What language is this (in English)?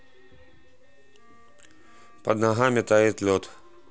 Russian